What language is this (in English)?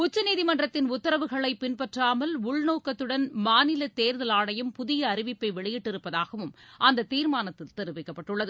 Tamil